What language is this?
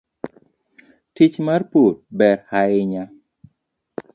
Luo (Kenya and Tanzania)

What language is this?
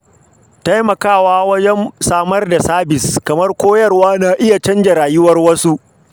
Hausa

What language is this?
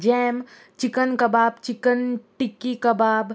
Konkani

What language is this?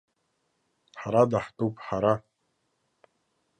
Abkhazian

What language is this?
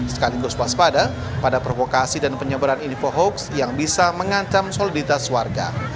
Indonesian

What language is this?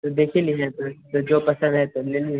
Maithili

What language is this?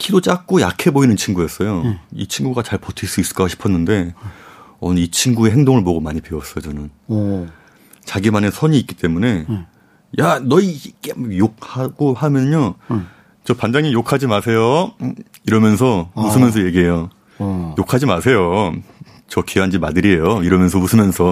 Korean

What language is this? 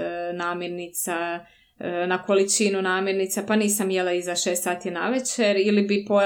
Croatian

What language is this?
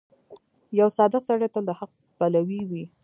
Pashto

